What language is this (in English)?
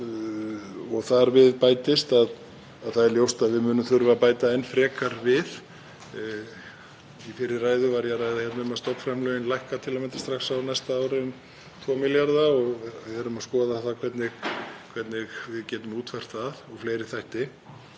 Icelandic